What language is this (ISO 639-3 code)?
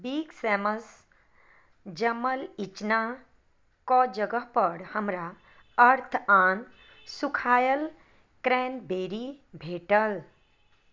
mai